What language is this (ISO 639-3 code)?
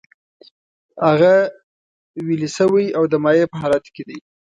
pus